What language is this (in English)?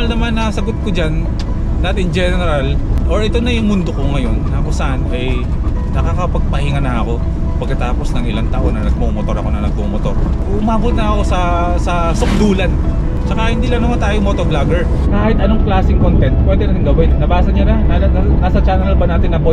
Filipino